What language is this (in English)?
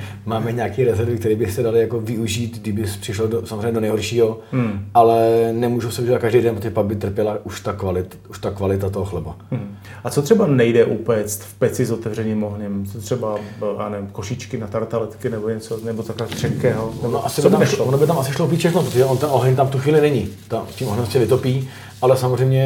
Czech